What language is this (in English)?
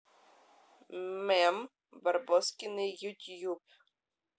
Russian